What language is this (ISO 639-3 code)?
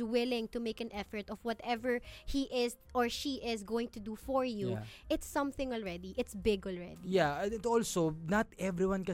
fil